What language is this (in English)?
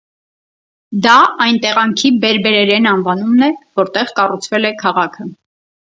Armenian